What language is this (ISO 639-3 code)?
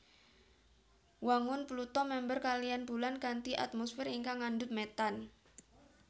jav